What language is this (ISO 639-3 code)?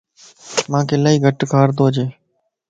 lss